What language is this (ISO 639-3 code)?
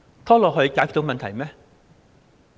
yue